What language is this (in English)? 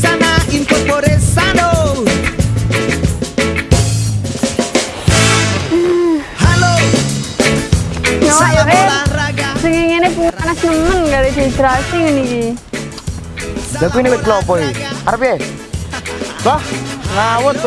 Indonesian